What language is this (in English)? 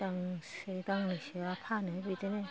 Bodo